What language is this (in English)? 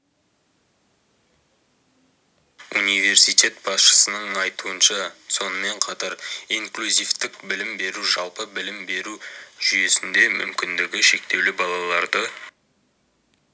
Kazakh